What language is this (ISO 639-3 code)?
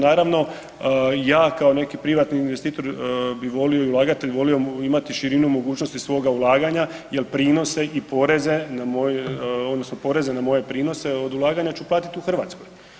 hrv